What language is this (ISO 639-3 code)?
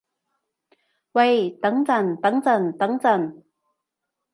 yue